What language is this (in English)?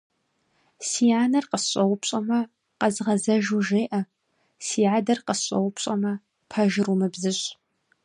Kabardian